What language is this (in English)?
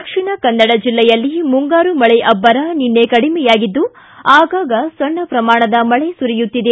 Kannada